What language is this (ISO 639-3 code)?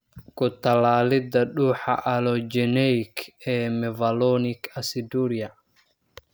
som